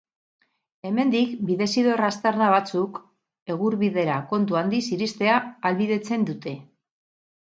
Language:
Basque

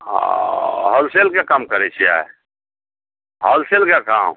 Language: Maithili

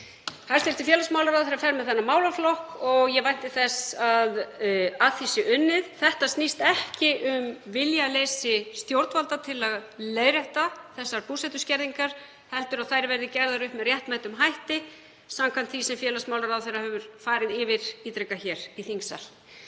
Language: Icelandic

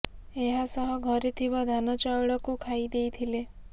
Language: Odia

